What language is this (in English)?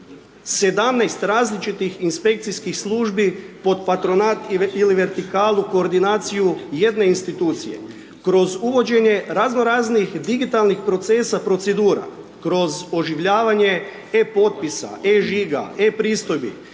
Croatian